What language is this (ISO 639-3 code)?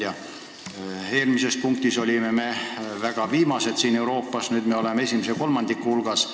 est